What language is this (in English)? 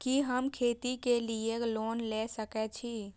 Maithili